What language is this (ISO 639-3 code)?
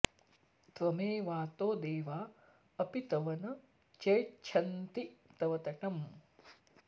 san